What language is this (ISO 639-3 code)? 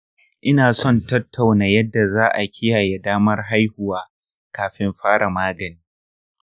hau